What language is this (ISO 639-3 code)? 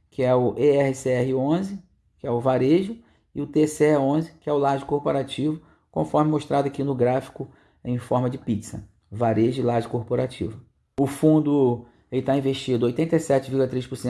por